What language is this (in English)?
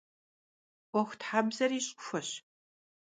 Kabardian